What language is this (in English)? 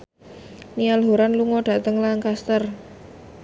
Javanese